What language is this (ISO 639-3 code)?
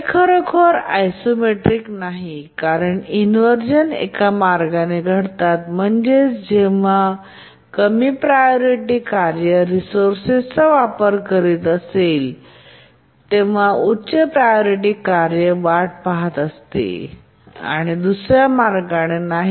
mar